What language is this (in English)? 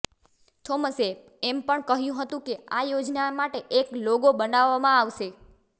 Gujarati